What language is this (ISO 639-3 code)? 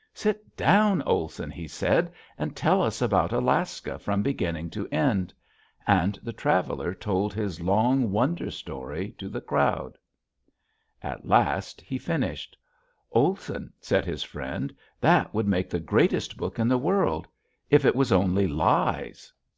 eng